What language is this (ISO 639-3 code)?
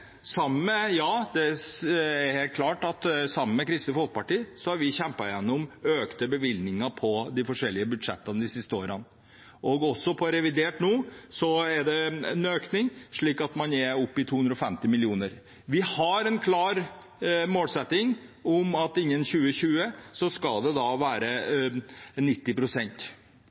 nob